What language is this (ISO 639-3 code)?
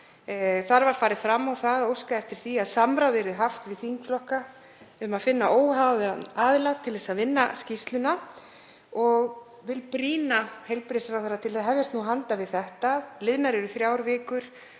isl